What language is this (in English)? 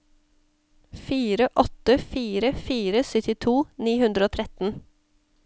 Norwegian